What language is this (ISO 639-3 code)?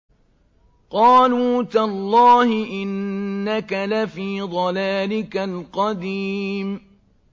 ara